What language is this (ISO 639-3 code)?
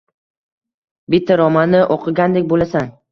uzb